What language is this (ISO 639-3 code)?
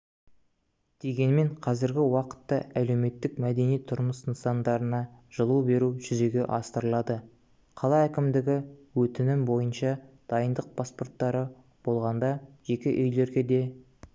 kaz